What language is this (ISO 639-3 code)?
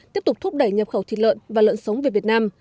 vie